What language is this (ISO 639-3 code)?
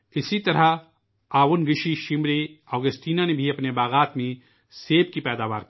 urd